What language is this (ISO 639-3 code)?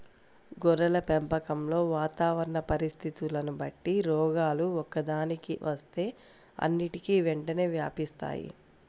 tel